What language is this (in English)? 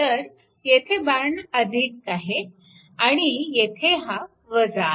Marathi